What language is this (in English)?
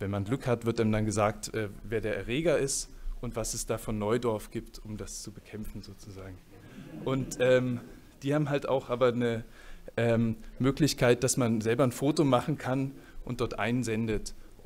German